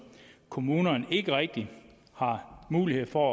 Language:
Danish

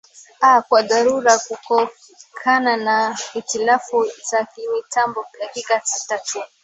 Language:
Swahili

